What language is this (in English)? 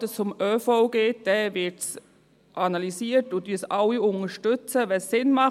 Swiss German